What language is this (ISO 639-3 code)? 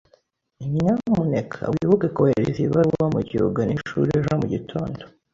kin